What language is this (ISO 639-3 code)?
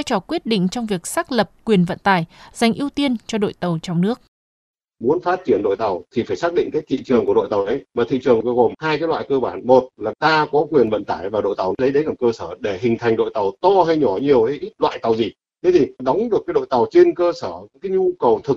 vie